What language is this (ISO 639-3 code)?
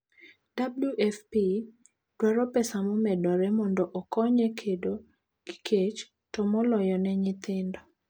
luo